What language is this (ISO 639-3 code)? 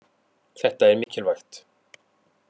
isl